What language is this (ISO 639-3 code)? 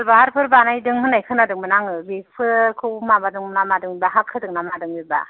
brx